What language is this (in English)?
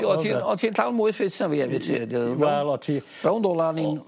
Welsh